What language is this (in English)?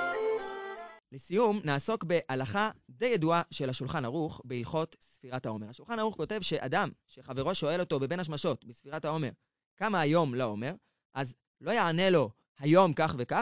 Hebrew